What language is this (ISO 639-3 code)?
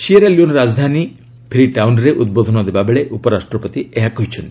ori